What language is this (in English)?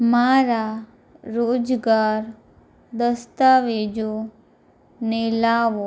Gujarati